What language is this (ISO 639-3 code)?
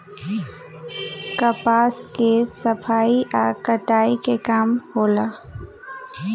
bho